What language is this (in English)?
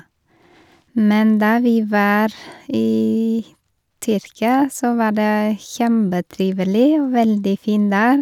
Norwegian